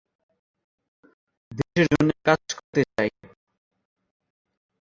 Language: Bangla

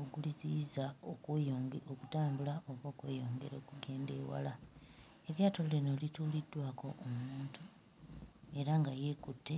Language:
Ganda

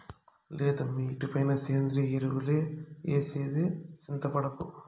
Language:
Telugu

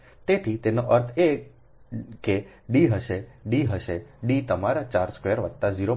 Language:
Gujarati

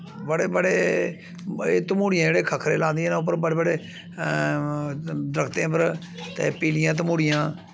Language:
Dogri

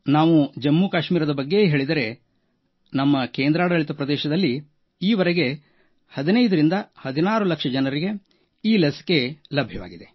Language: Kannada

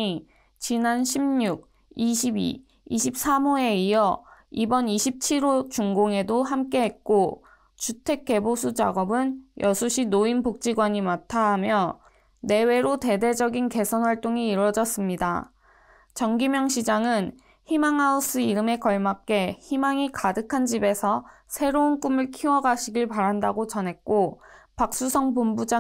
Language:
Korean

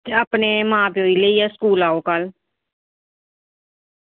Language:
Dogri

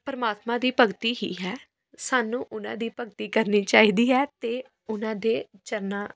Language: Punjabi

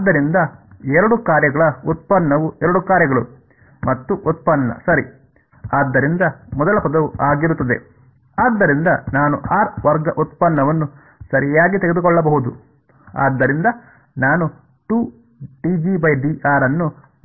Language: Kannada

